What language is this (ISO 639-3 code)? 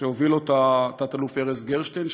heb